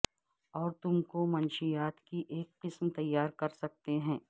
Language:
Urdu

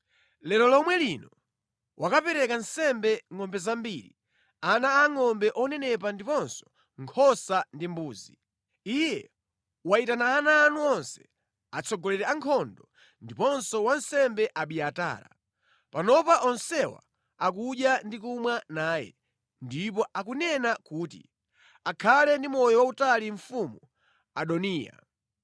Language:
Nyanja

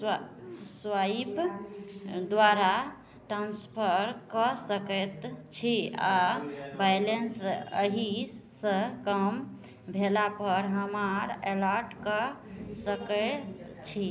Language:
Maithili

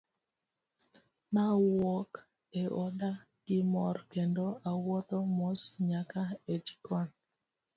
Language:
Luo (Kenya and Tanzania)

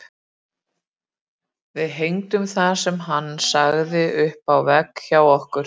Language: Icelandic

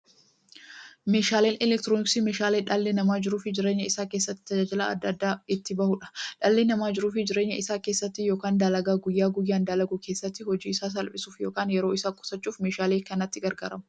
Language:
Oromo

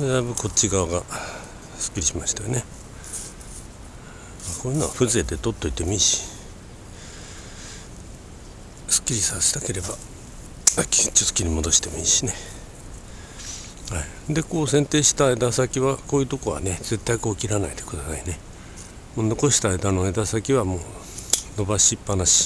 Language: Japanese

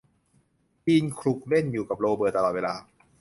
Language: Thai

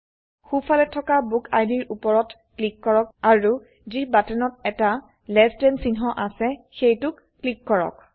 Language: Assamese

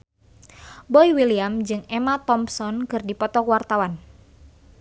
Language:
Sundanese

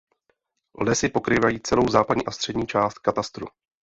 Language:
Czech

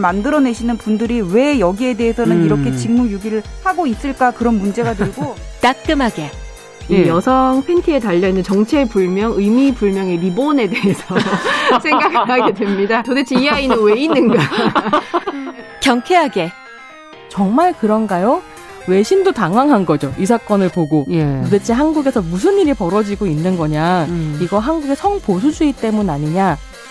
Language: Korean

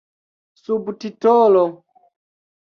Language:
Esperanto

